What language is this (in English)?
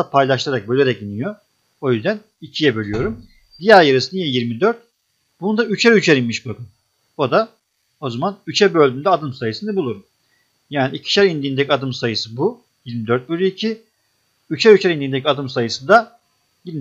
Turkish